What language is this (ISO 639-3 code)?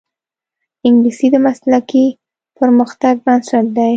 pus